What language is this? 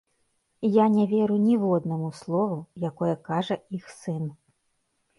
Belarusian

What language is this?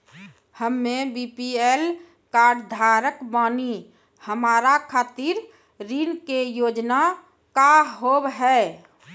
Maithili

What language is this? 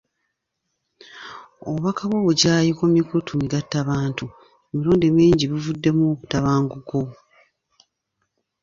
Ganda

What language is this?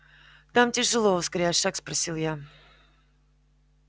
Russian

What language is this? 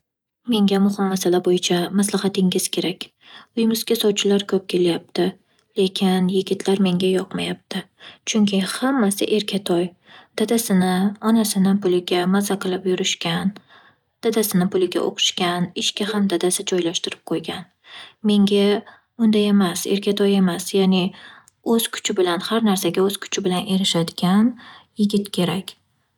Uzbek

